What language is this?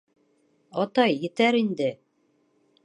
Bashkir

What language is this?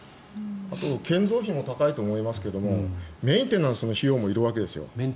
Japanese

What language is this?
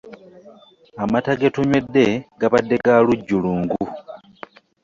Ganda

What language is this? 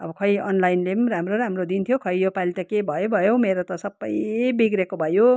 Nepali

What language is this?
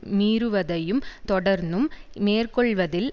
Tamil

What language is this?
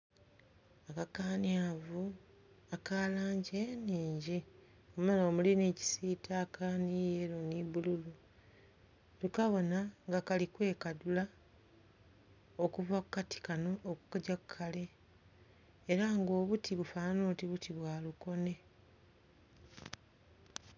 Soga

